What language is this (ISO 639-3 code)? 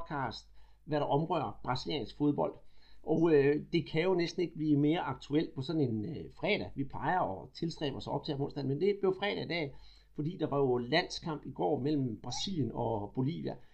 dan